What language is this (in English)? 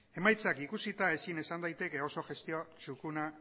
Basque